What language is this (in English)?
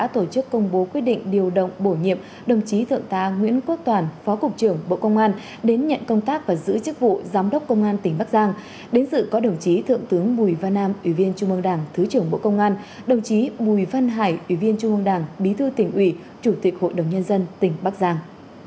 Vietnamese